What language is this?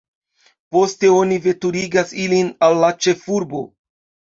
Esperanto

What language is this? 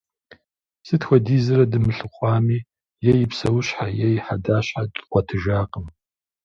Kabardian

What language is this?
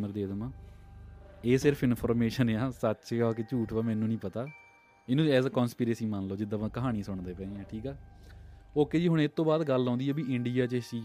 Punjabi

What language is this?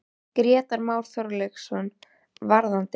Icelandic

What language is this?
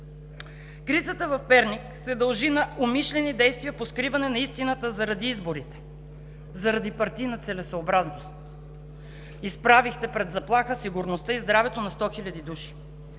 Bulgarian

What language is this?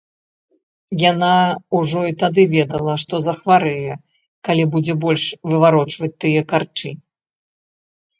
Belarusian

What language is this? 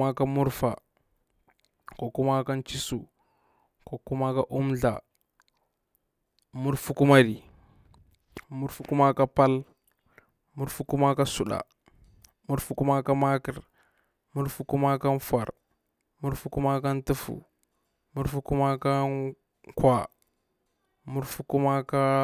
Bura-Pabir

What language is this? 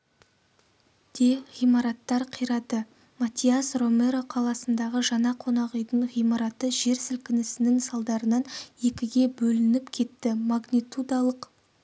Kazakh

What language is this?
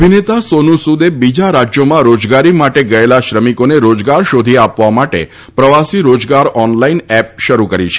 Gujarati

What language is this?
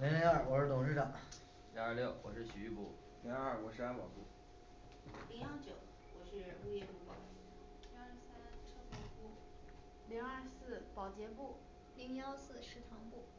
Chinese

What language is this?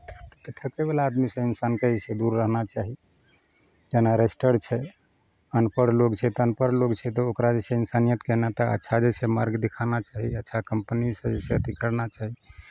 Maithili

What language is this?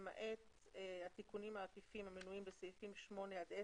Hebrew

